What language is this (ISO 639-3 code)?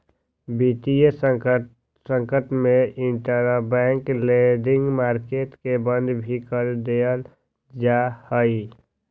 mag